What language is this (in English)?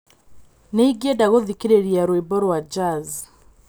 Kikuyu